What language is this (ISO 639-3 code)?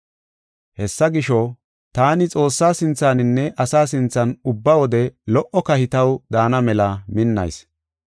gof